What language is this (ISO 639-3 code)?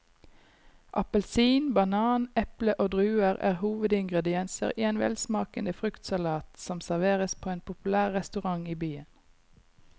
nor